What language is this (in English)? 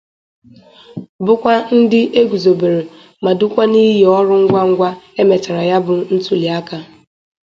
Igbo